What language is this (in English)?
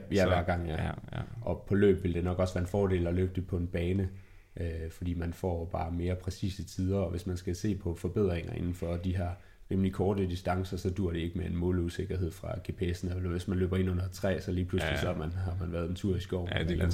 Danish